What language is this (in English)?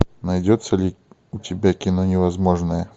Russian